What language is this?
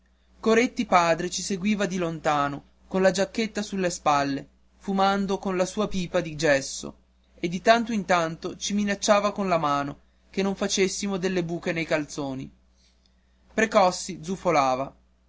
Italian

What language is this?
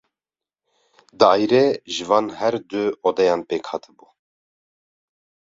Kurdish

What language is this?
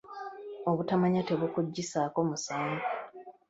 Ganda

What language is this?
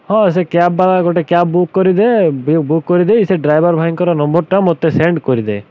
Odia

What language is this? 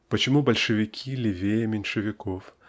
Russian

